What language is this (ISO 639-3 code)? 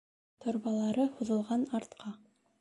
bak